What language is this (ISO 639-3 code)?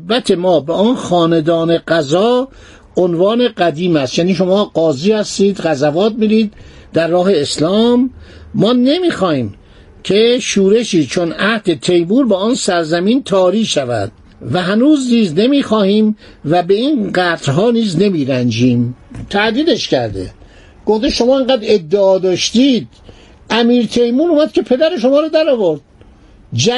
fas